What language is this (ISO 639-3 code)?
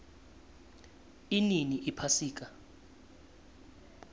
nbl